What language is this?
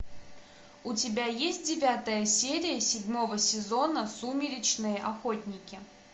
Russian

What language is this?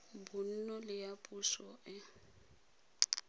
Tswana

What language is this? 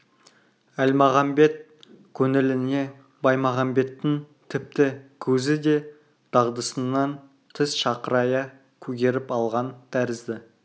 Kazakh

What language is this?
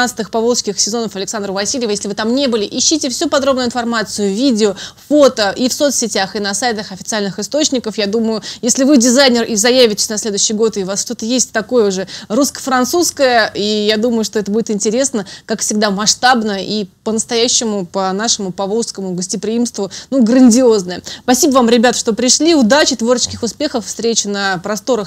Russian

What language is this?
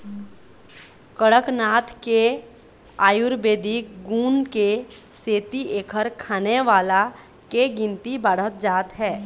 Chhattisgarhi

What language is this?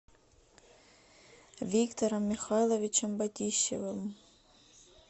Russian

